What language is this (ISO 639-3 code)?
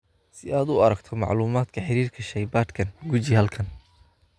som